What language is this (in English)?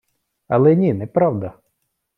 Ukrainian